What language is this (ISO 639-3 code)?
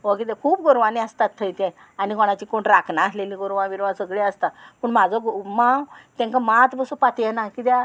kok